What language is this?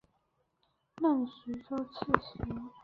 Chinese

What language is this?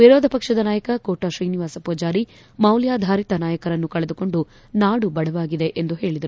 Kannada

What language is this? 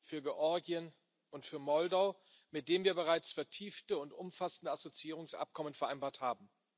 German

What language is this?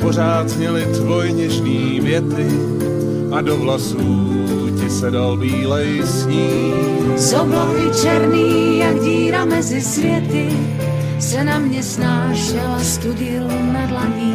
Czech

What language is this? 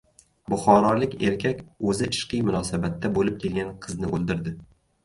Uzbek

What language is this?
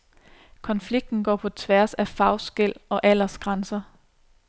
Danish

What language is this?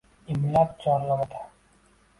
Uzbek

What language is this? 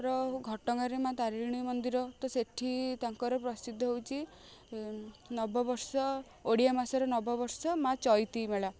Odia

